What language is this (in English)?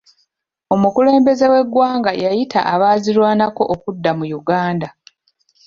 Ganda